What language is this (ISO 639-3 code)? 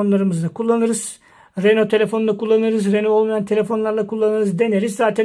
tur